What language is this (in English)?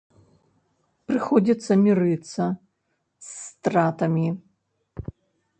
Belarusian